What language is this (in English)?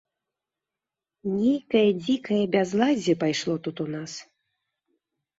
Belarusian